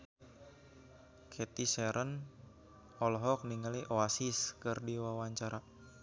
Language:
Sundanese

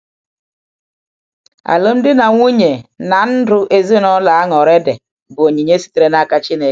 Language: Igbo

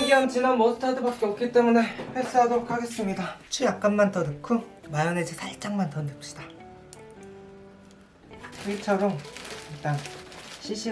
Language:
Korean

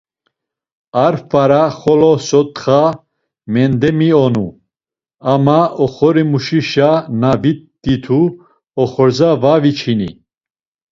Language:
Laz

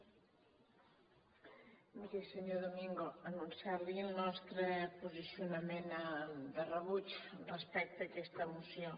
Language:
Catalan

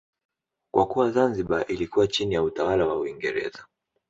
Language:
Swahili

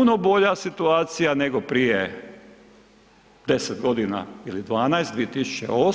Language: Croatian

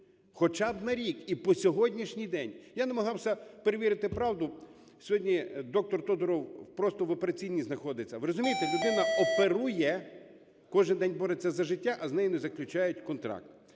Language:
Ukrainian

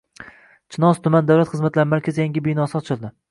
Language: Uzbek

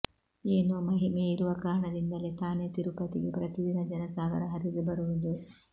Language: Kannada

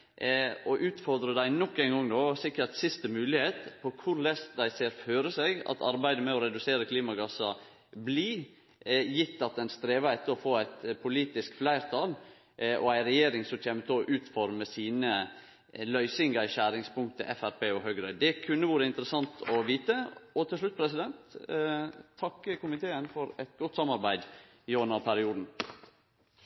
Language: Norwegian Nynorsk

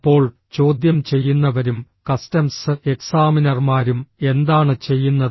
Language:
Malayalam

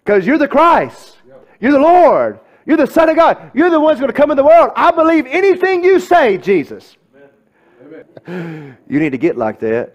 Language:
English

